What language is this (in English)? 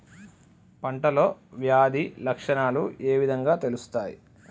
Telugu